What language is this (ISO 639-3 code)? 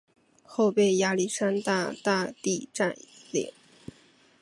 zho